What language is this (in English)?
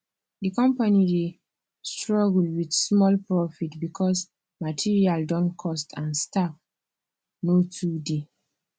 Nigerian Pidgin